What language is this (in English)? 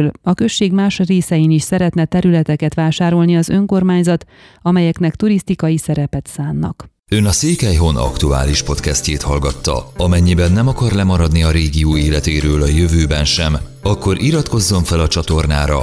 Hungarian